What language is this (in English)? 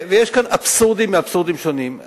Hebrew